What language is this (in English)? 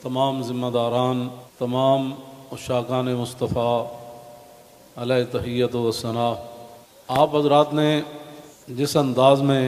Arabic